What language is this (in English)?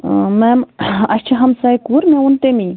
Kashmiri